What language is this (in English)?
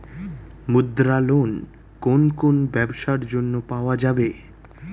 Bangla